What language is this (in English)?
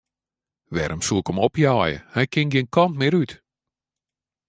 Western Frisian